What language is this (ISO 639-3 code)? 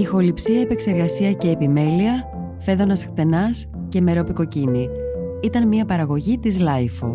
ell